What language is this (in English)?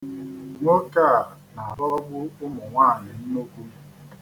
Igbo